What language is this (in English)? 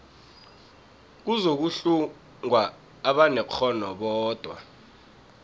South Ndebele